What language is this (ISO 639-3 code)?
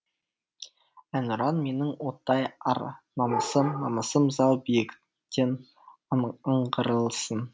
kaz